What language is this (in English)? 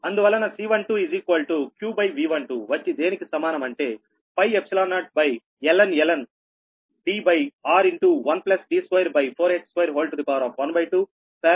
Telugu